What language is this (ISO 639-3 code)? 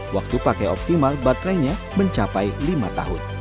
ind